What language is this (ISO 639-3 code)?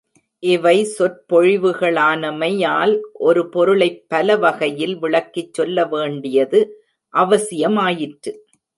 tam